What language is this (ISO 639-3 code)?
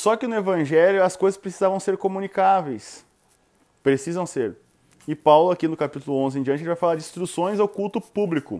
por